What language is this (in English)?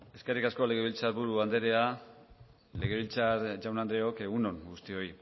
Basque